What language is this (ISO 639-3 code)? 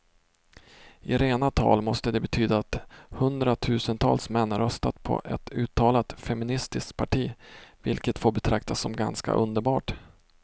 swe